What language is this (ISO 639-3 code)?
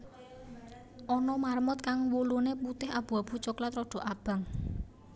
jav